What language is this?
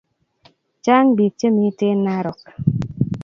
Kalenjin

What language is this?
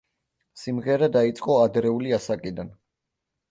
Georgian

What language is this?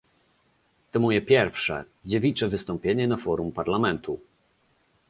Polish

